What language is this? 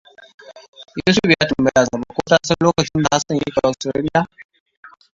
Hausa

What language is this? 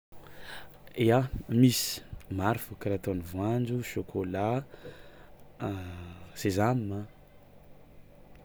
Tsimihety Malagasy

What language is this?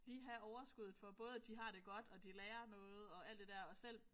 Danish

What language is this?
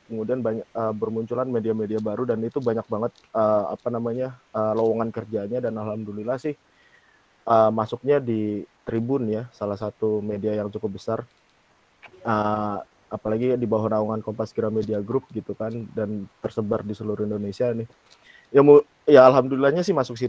Indonesian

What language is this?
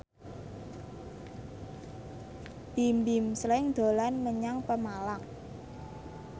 Javanese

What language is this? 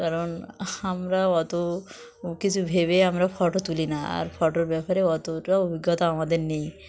Bangla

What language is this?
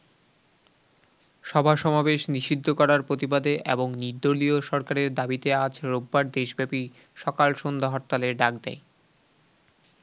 Bangla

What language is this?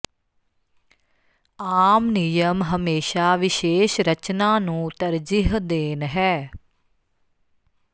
Punjabi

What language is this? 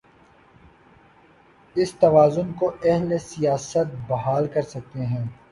Urdu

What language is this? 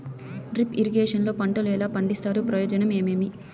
Telugu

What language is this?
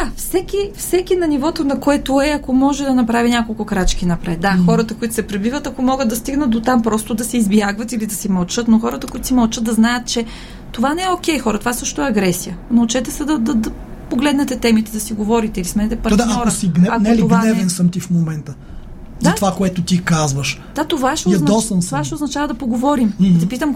Bulgarian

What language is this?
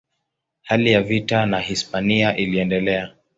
Swahili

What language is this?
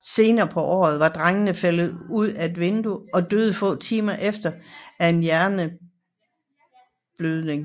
Danish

